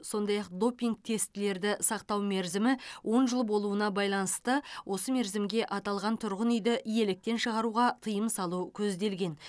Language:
Kazakh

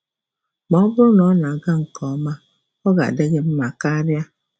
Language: Igbo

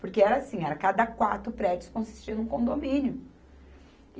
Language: Portuguese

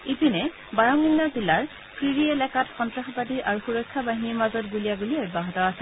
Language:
Assamese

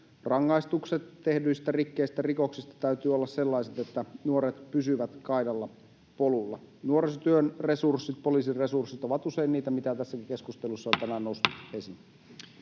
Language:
Finnish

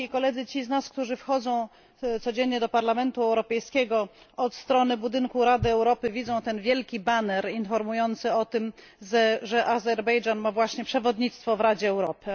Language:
Polish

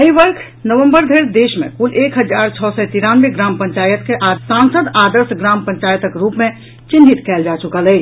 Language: Maithili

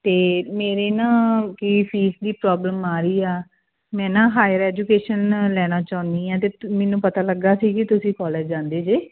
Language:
Punjabi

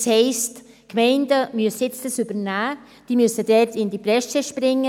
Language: Swiss German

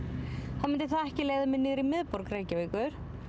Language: Icelandic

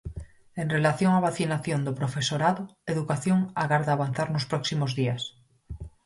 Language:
Galician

